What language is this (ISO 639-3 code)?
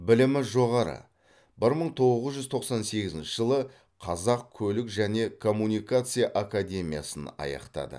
kaz